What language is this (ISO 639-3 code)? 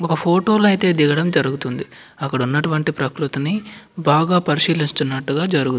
tel